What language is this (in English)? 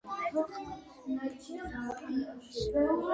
Georgian